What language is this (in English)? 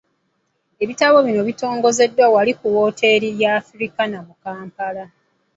Ganda